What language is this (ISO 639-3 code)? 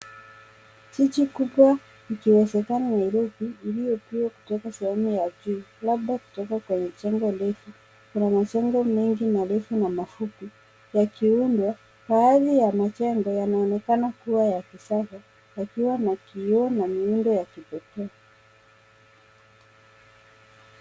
swa